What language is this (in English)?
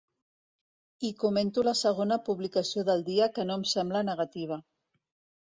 Catalan